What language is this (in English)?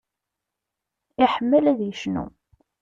Kabyle